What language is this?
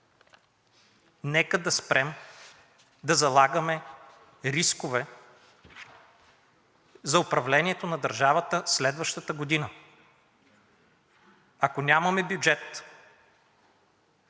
Bulgarian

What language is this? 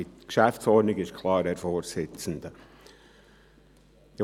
Swiss German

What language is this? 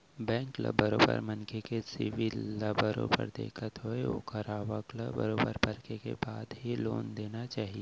Chhattisgarhi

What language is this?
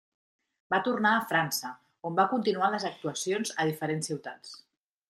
Catalan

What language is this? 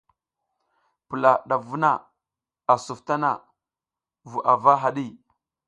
South Giziga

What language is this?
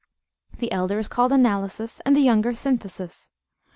English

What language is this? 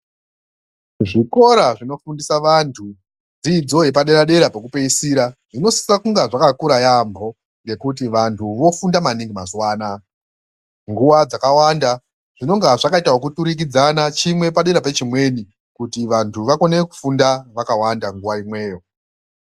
Ndau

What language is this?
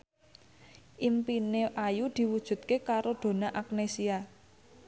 Javanese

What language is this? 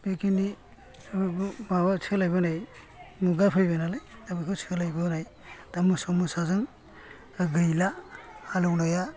Bodo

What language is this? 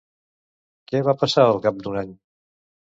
Catalan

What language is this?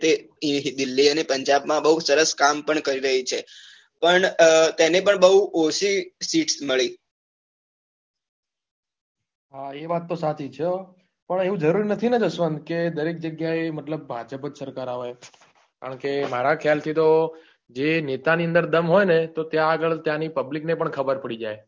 Gujarati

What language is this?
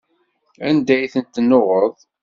Kabyle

